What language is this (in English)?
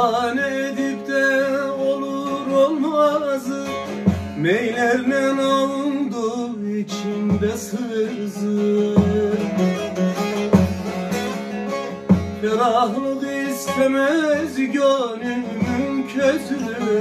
Turkish